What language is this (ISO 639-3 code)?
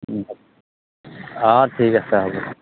asm